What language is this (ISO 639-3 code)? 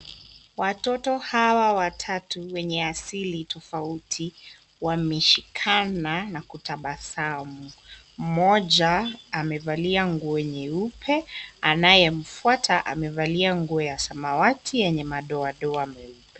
swa